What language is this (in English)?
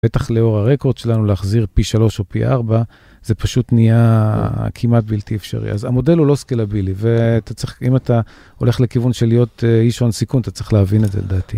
Hebrew